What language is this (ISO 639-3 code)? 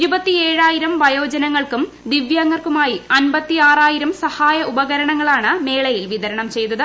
mal